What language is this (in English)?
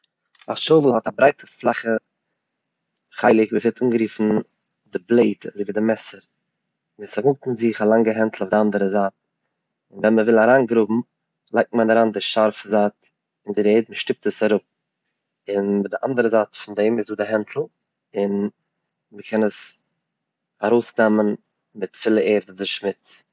Yiddish